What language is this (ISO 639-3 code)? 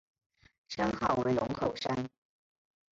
zho